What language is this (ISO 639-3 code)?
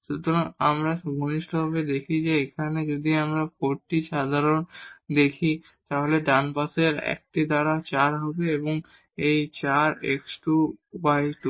ben